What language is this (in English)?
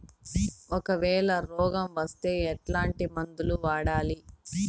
Telugu